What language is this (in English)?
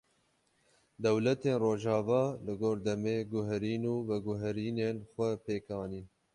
Kurdish